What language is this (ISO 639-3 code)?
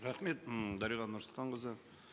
kaz